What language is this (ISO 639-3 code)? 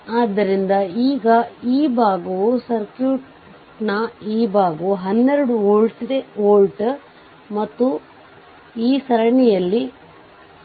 kan